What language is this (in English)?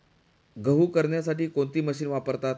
Marathi